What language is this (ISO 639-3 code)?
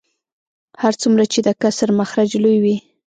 pus